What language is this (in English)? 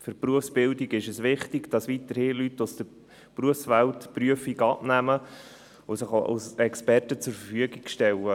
Swiss German